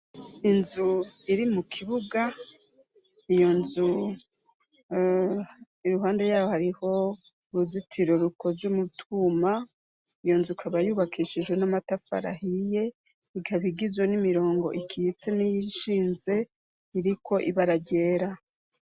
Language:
Rundi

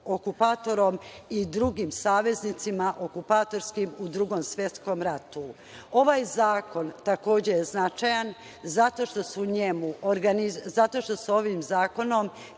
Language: Serbian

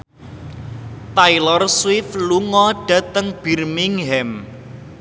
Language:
Javanese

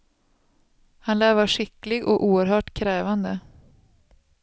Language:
Swedish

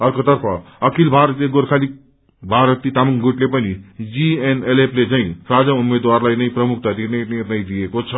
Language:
Nepali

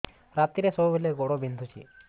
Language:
Odia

